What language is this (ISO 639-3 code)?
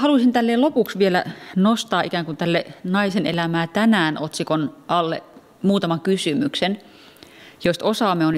fin